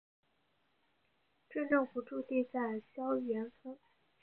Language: Chinese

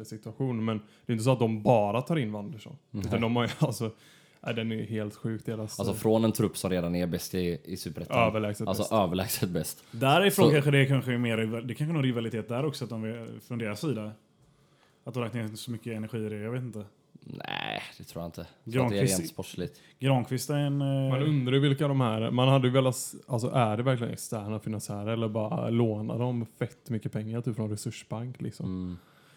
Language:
Swedish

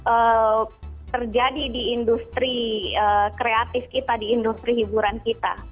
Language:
Indonesian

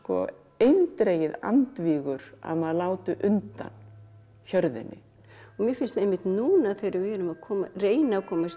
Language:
Icelandic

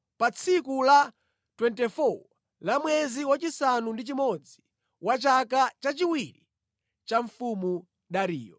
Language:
Nyanja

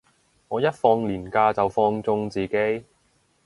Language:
Cantonese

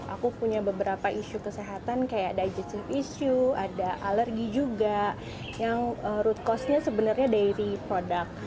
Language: Indonesian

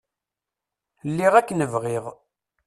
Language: Kabyle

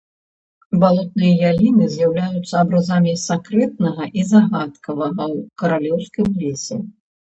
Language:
Belarusian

